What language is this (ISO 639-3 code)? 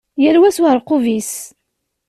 kab